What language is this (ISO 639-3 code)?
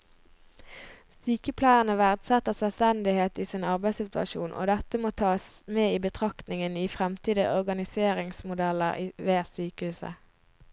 nor